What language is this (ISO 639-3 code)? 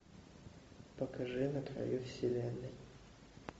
rus